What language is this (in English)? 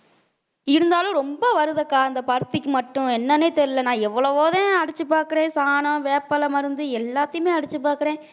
Tamil